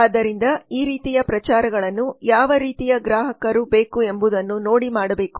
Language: Kannada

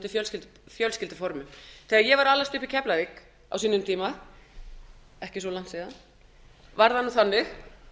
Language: Icelandic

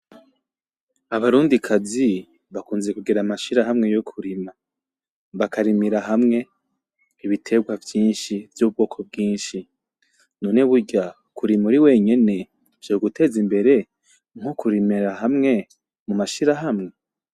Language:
Rundi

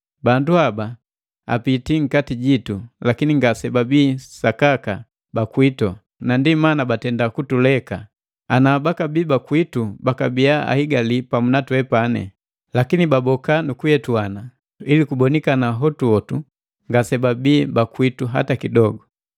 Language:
Matengo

